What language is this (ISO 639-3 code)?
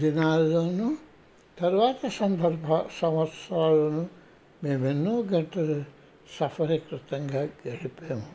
tel